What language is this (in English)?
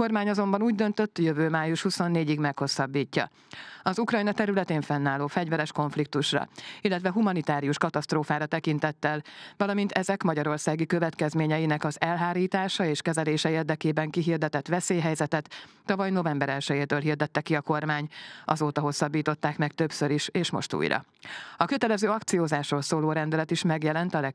Hungarian